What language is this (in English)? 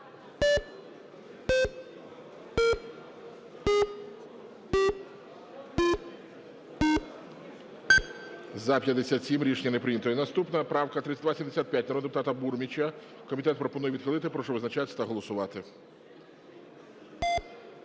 Ukrainian